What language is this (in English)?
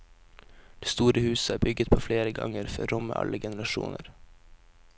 Norwegian